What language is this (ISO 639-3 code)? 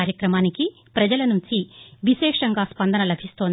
tel